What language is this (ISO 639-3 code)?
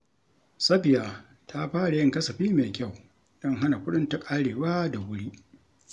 hau